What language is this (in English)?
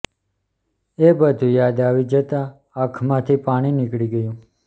Gujarati